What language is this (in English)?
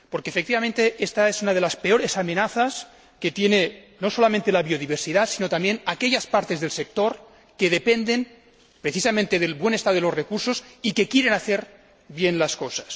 Spanish